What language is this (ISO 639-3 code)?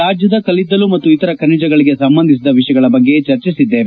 kan